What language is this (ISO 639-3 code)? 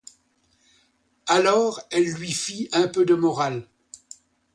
fra